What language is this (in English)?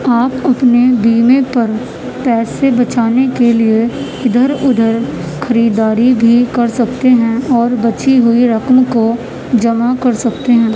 Urdu